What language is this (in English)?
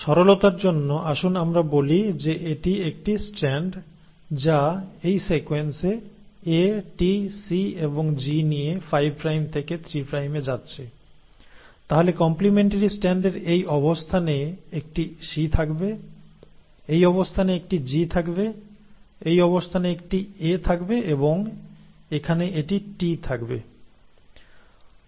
Bangla